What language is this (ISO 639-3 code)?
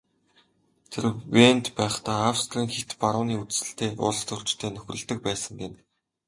mon